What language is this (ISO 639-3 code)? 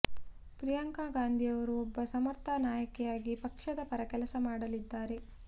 kan